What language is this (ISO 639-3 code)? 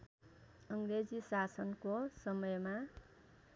nep